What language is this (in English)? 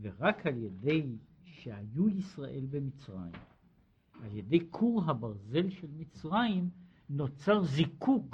Hebrew